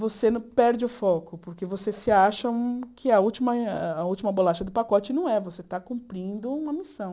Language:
Portuguese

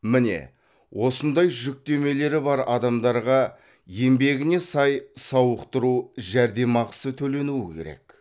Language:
Kazakh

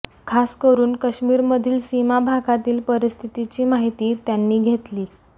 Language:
Marathi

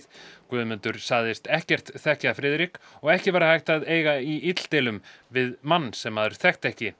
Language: Icelandic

